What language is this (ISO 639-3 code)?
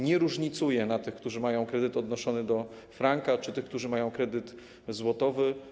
pol